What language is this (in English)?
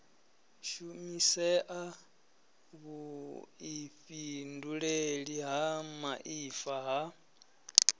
Venda